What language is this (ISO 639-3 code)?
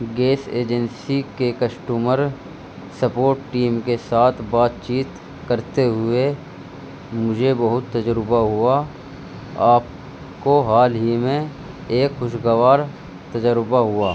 urd